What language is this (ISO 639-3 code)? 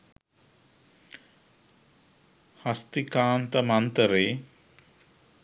sin